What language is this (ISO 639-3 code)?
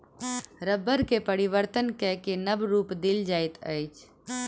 mai